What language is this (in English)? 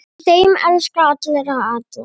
Icelandic